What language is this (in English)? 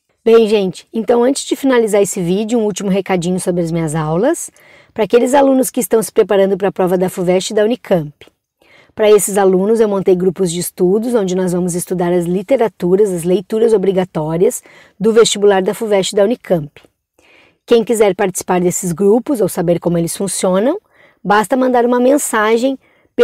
Portuguese